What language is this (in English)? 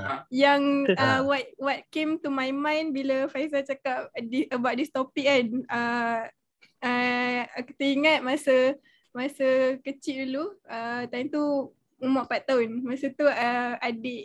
Malay